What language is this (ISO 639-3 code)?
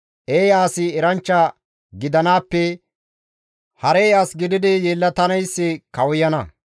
gmv